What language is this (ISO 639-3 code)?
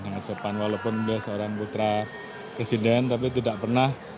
ind